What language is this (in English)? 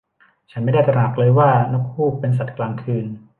Thai